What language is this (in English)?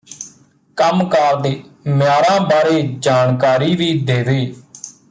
Punjabi